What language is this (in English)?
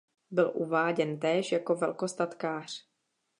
Czech